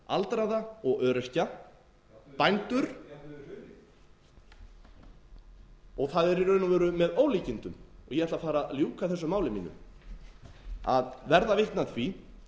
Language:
Icelandic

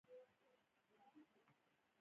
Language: Pashto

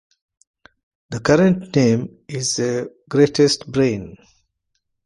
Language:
English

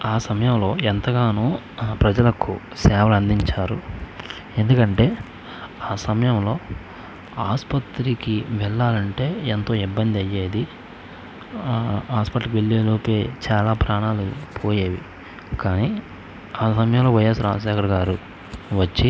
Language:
Telugu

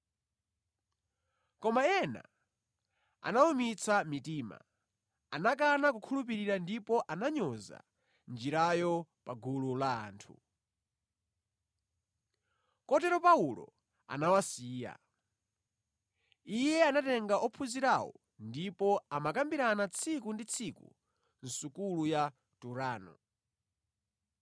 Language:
Nyanja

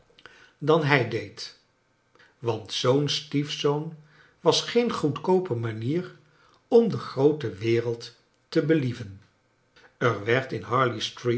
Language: Dutch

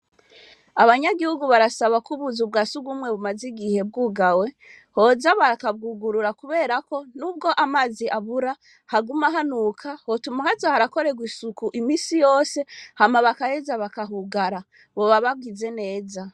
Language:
Rundi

